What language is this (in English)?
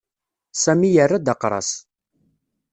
Kabyle